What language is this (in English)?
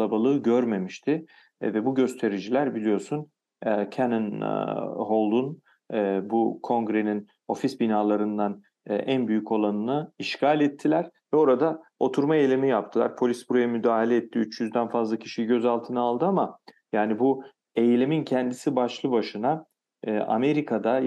Turkish